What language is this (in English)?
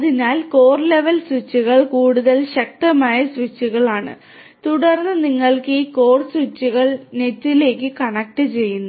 Malayalam